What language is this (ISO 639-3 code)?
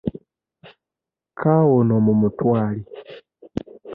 lug